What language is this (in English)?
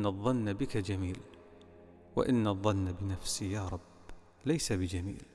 Arabic